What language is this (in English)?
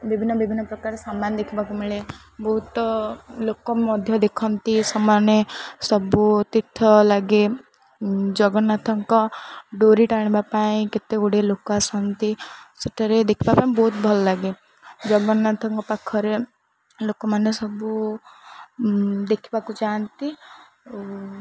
Odia